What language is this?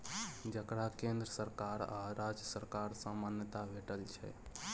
Maithili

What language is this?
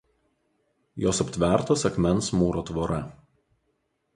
Lithuanian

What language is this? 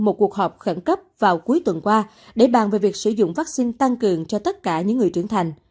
Vietnamese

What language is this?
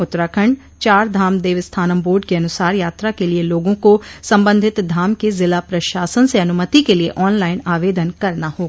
Hindi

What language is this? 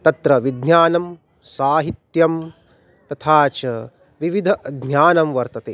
Sanskrit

